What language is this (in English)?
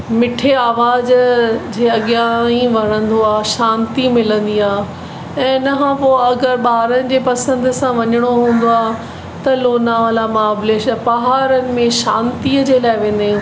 Sindhi